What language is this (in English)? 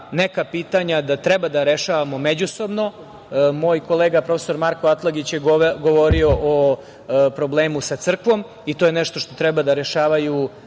Serbian